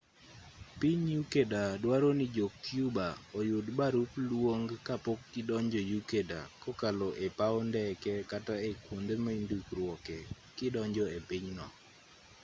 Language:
Luo (Kenya and Tanzania)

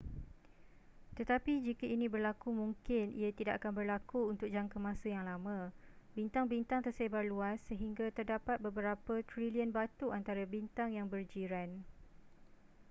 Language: Malay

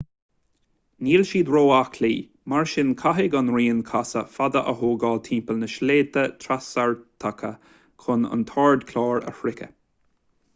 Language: Irish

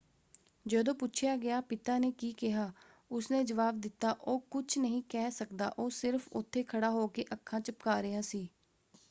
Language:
Punjabi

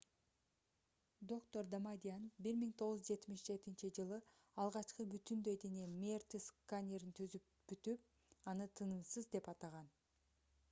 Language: Kyrgyz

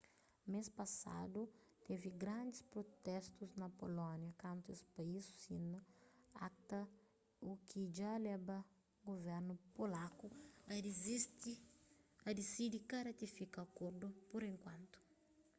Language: Kabuverdianu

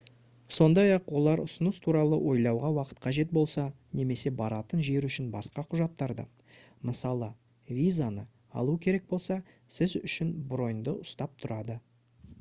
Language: Kazakh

